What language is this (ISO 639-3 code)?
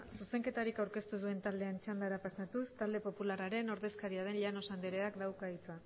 eus